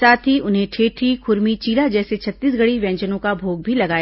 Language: Hindi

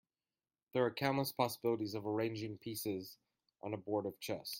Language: English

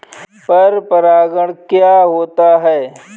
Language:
Hindi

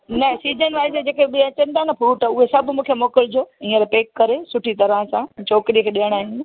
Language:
Sindhi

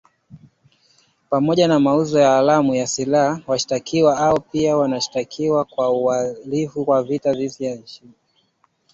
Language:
Swahili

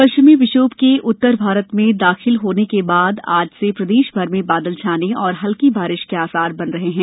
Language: Hindi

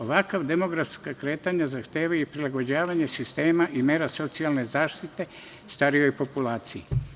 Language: Serbian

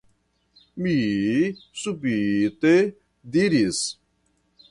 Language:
Esperanto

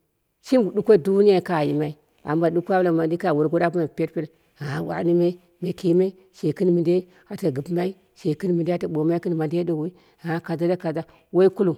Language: Dera (Nigeria)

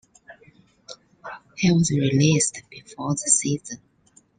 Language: English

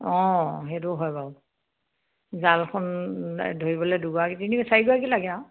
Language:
Assamese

